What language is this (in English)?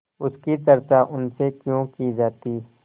Hindi